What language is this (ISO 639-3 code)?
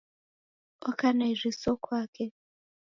dav